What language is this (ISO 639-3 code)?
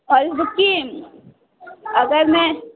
urd